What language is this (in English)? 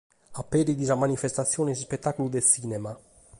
Sardinian